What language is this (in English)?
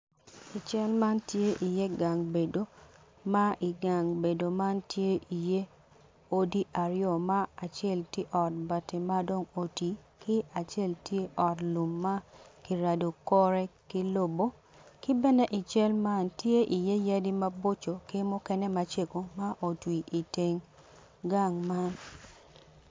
Acoli